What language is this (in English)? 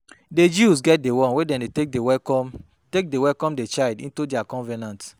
Nigerian Pidgin